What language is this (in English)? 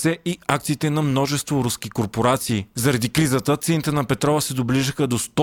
Bulgarian